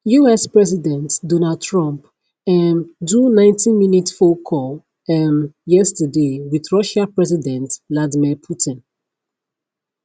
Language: Nigerian Pidgin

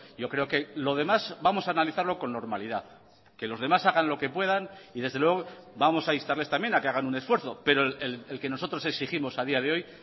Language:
Spanish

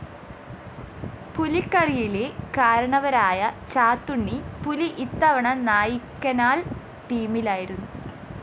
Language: Malayalam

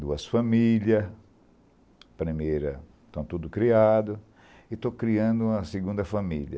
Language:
Portuguese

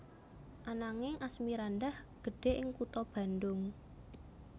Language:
Javanese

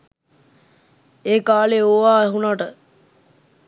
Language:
Sinhala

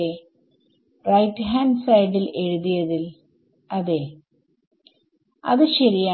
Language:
Malayalam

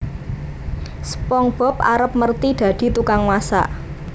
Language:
Javanese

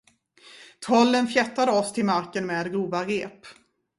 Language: Swedish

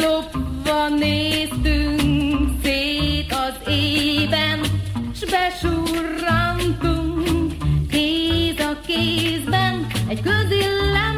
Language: Hungarian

